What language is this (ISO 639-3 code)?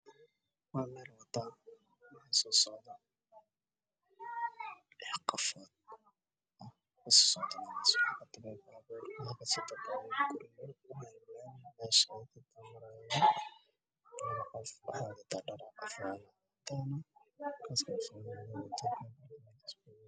som